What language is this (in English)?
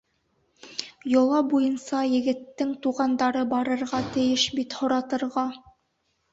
Bashkir